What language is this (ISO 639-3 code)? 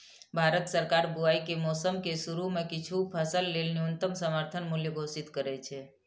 mai